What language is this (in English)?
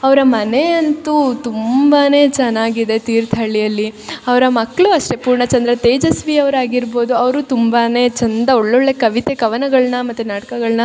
Kannada